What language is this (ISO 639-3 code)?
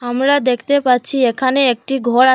ben